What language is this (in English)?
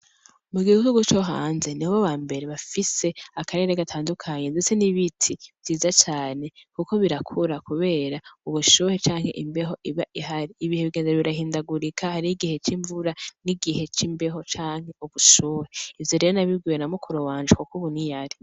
Rundi